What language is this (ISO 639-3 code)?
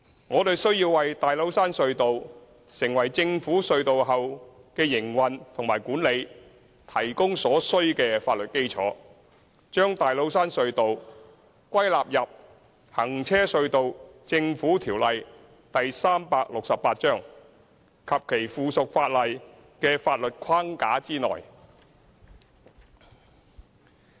yue